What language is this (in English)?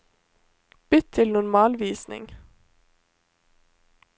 Norwegian